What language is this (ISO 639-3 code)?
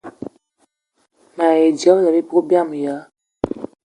eto